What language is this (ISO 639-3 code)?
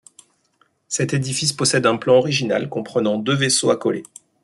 fra